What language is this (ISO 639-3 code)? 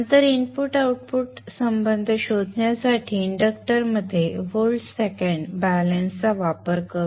mar